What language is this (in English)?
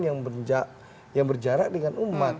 Indonesian